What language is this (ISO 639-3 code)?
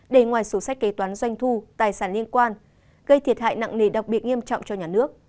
vie